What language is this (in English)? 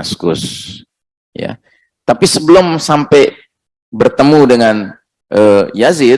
Indonesian